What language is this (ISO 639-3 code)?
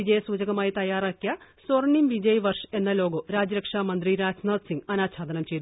mal